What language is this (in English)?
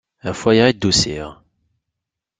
Kabyle